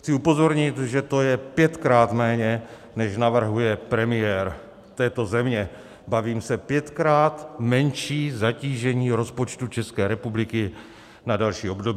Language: Czech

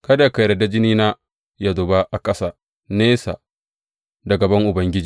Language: Hausa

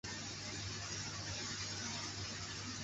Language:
Chinese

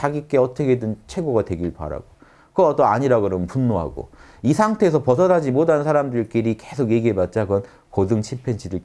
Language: Korean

